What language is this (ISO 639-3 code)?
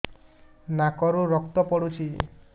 ori